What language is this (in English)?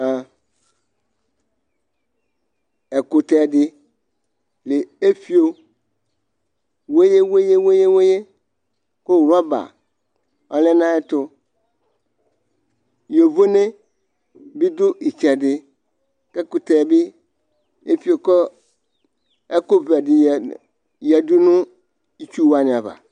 Ikposo